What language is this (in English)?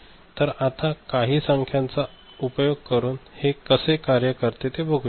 Marathi